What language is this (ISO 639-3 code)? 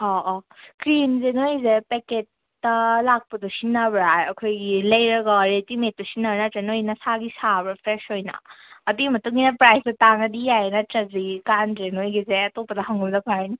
mni